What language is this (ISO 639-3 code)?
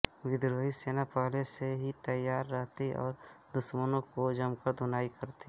hin